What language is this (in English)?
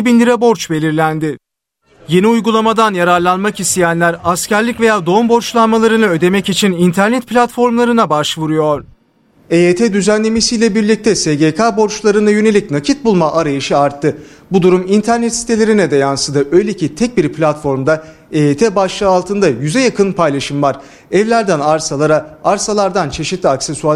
Turkish